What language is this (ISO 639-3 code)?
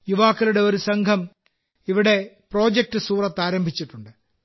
mal